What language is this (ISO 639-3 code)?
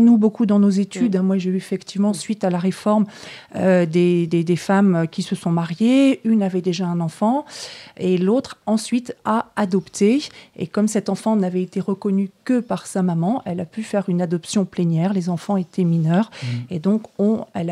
fra